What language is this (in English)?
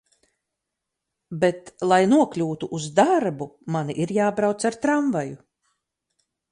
Latvian